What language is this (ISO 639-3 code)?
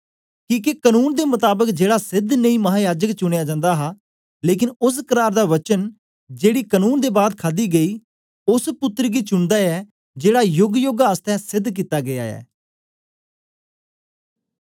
doi